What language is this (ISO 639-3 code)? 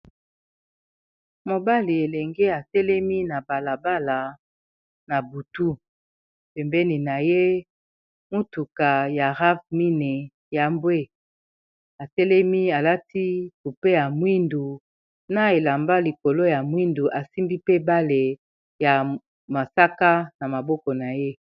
lin